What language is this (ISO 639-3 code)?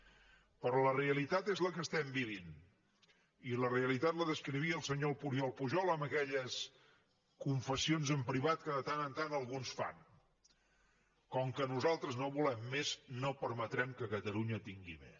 cat